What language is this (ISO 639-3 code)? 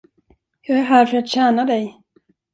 swe